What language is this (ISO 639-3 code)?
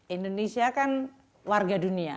ind